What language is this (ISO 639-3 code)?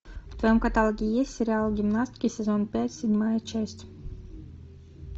rus